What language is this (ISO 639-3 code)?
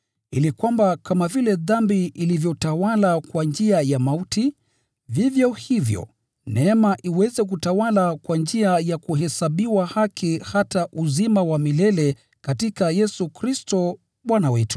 swa